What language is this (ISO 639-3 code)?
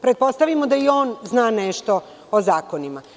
srp